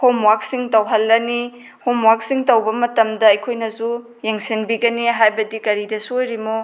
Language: Manipuri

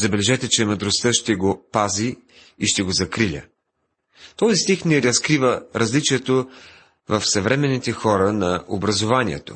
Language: Bulgarian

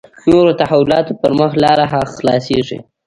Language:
Pashto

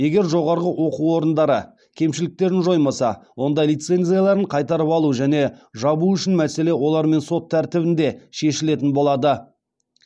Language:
Kazakh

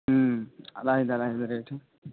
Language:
Urdu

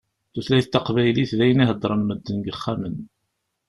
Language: Kabyle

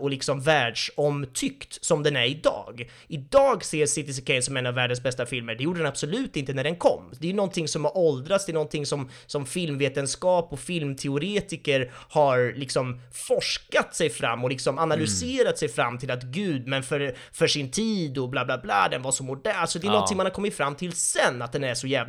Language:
Swedish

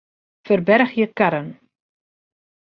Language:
Western Frisian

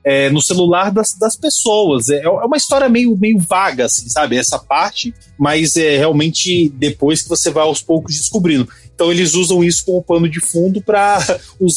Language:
Portuguese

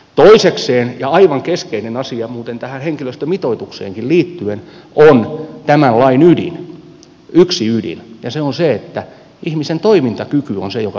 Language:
Finnish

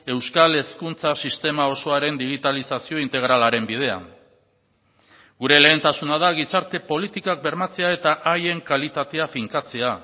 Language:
Basque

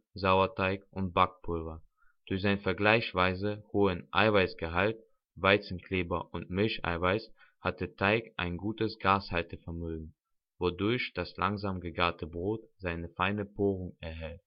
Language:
German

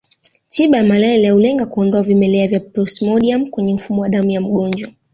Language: Swahili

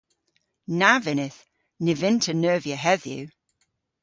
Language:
Cornish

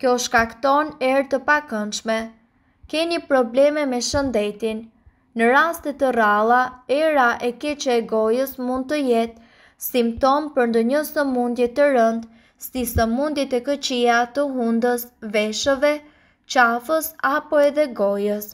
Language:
Romanian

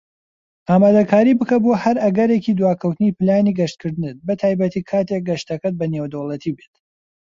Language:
Central Kurdish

